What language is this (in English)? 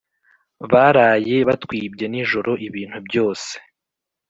Kinyarwanda